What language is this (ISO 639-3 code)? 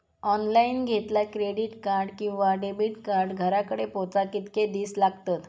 mar